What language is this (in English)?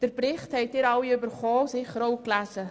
Swiss German